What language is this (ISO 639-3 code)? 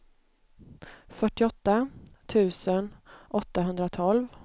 swe